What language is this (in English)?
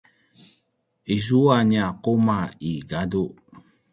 Paiwan